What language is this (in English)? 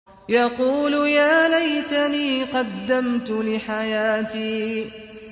Arabic